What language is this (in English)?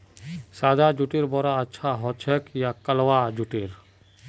Magahi